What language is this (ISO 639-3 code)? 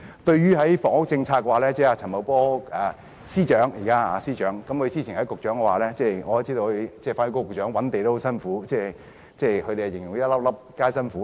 yue